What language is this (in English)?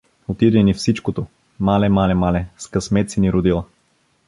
Bulgarian